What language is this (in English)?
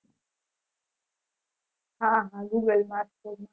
Gujarati